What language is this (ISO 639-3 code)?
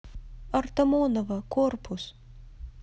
rus